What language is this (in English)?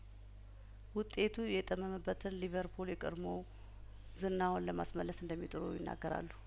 Amharic